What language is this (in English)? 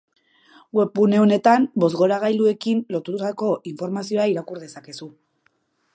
Basque